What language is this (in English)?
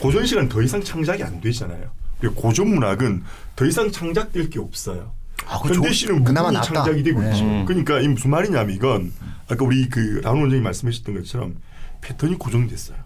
Korean